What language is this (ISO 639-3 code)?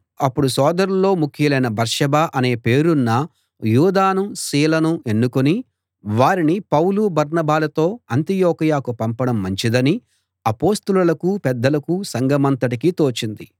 tel